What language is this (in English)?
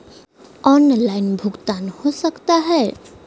Magahi